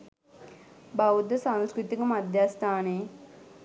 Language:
Sinhala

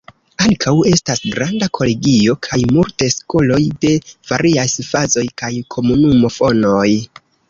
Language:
Esperanto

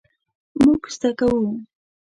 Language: Pashto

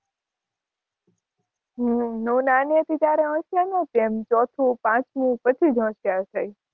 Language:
Gujarati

